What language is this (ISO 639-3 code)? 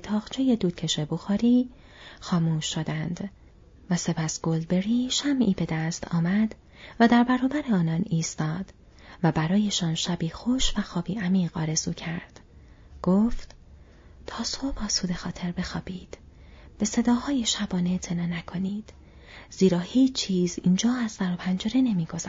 fas